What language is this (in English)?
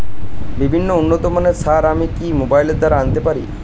Bangla